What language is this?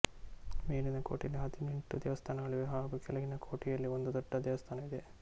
Kannada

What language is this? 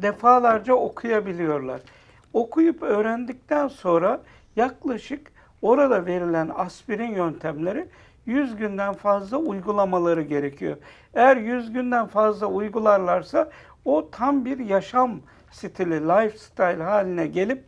Turkish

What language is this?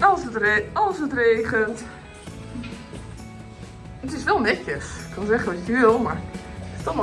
Dutch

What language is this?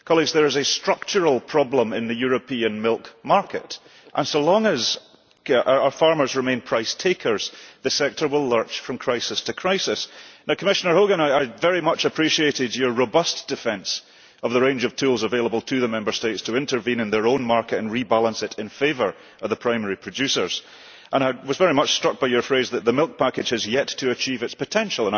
English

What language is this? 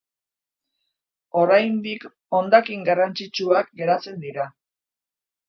Basque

